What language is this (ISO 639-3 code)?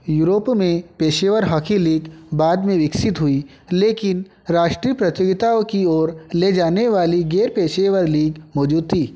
hin